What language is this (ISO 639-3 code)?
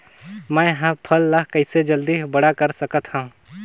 hne